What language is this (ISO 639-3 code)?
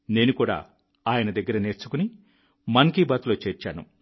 tel